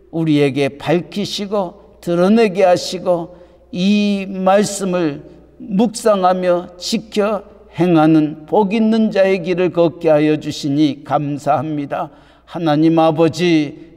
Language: Korean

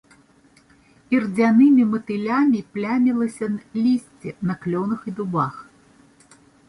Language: Belarusian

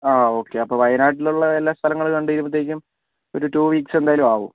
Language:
Malayalam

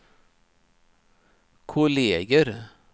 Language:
Swedish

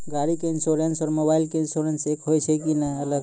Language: Maithili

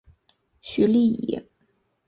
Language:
Chinese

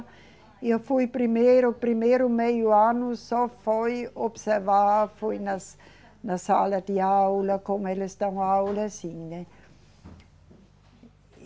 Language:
Portuguese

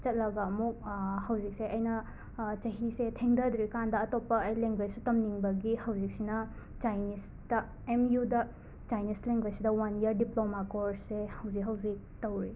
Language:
Manipuri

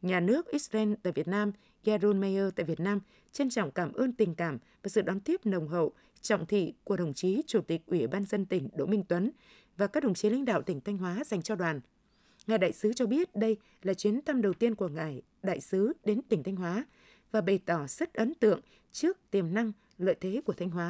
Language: Vietnamese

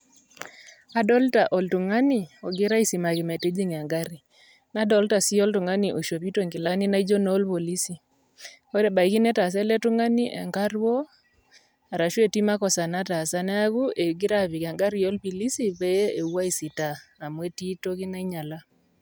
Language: Masai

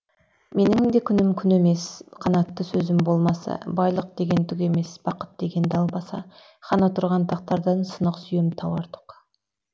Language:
Kazakh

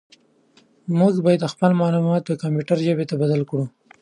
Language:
Pashto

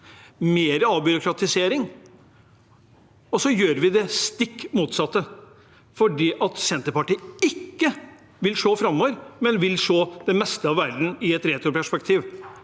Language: Norwegian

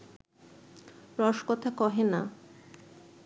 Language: Bangla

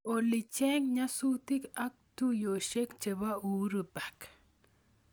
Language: Kalenjin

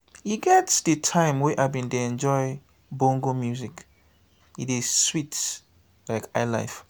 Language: Nigerian Pidgin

